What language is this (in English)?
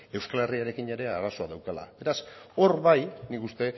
Basque